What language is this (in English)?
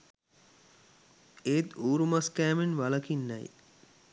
Sinhala